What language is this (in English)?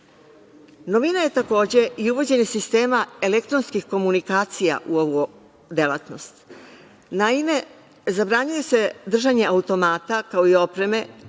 Serbian